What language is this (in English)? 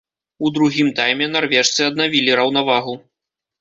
Belarusian